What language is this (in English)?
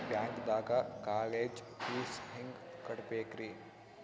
Kannada